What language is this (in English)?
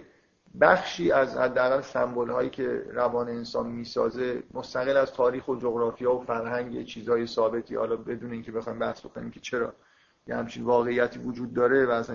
Persian